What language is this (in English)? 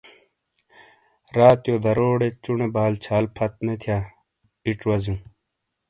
Shina